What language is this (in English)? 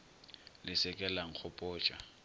Northern Sotho